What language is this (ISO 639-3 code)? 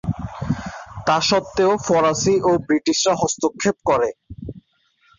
ben